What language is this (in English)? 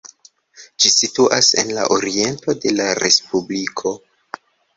Esperanto